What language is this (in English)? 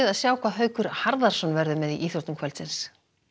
Icelandic